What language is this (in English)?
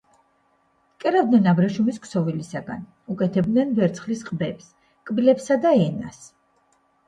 Georgian